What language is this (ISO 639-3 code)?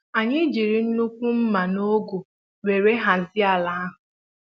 ibo